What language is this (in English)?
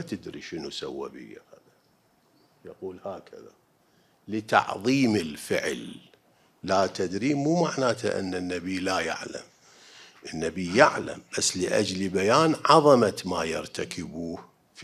Arabic